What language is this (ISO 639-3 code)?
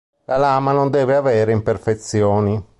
ita